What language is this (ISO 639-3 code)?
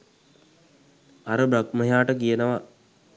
sin